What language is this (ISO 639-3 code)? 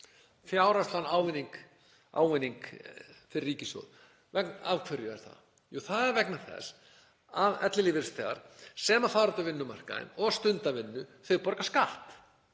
isl